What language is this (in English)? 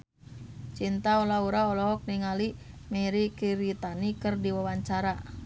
Sundanese